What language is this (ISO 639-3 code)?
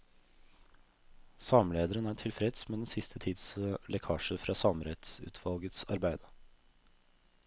nor